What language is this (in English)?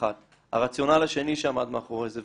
Hebrew